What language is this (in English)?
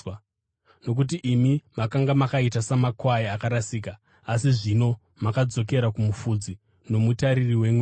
Shona